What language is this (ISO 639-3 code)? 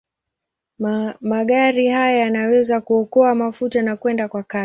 swa